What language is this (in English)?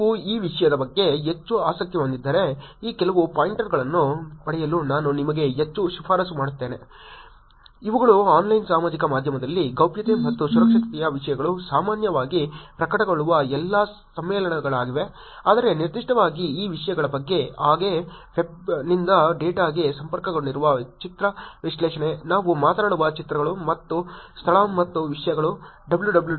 Kannada